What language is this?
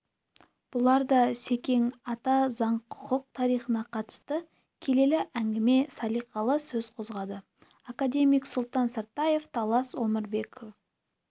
Kazakh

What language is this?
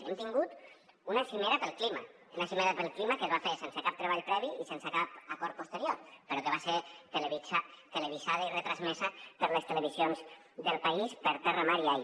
Catalan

